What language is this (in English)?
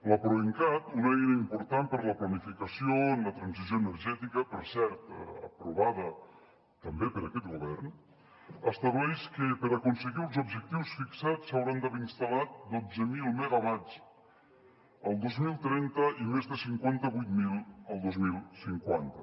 Catalan